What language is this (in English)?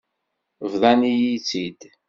Kabyle